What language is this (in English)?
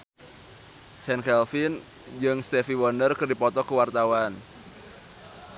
Sundanese